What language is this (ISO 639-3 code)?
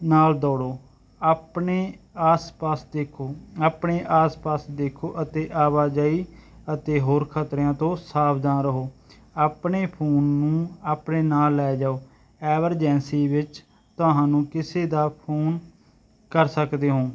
pan